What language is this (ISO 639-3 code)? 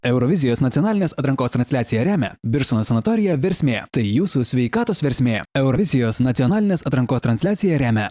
lit